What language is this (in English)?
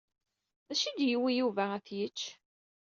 Kabyle